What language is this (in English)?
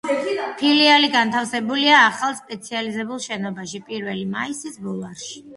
Georgian